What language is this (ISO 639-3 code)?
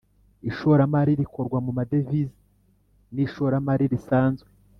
kin